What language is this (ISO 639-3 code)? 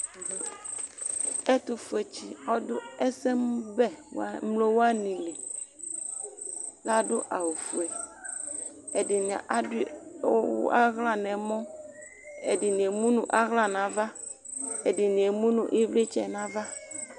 kpo